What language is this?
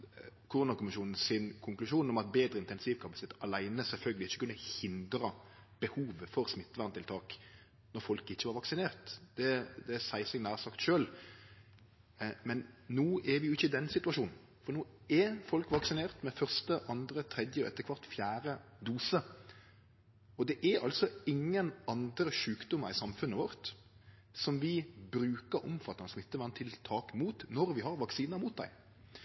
Norwegian Nynorsk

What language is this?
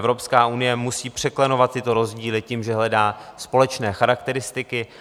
Czech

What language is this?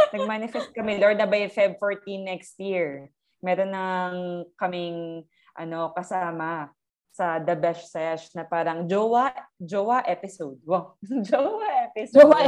Filipino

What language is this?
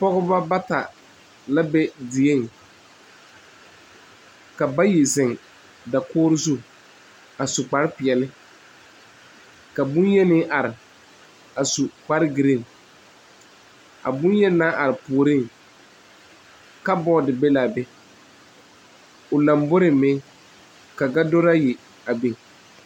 Southern Dagaare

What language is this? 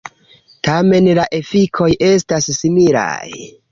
Esperanto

